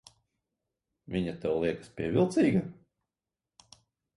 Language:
Latvian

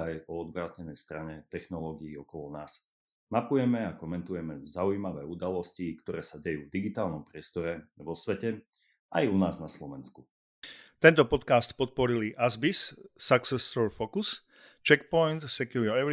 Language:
Slovak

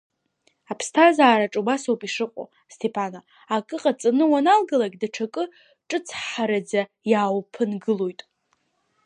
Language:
Abkhazian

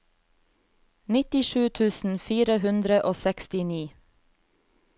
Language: Norwegian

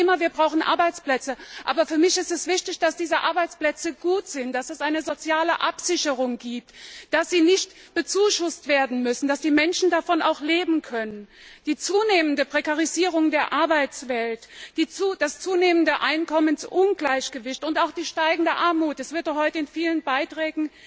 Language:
German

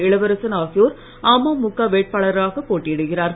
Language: Tamil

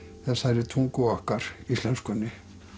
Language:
Icelandic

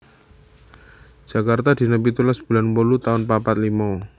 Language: Javanese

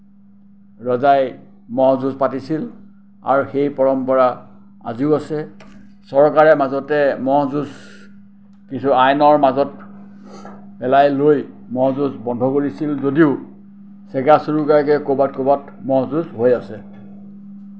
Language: Assamese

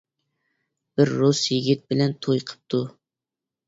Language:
Uyghur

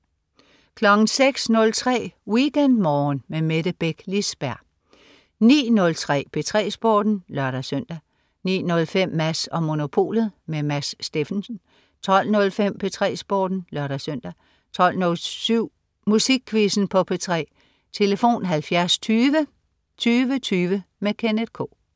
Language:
Danish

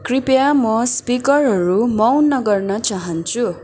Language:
Nepali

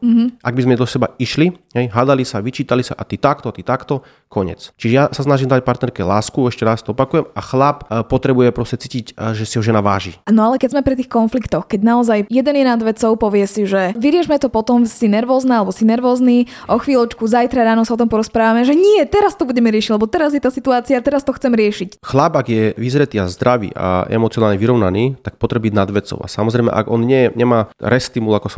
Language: Slovak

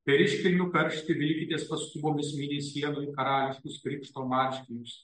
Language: Lithuanian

